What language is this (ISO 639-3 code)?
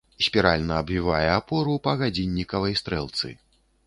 bel